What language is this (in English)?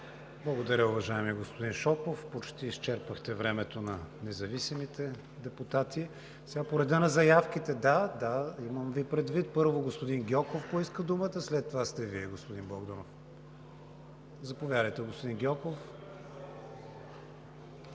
Bulgarian